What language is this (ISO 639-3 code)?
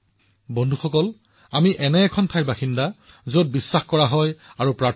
asm